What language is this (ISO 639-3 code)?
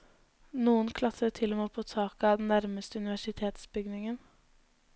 nor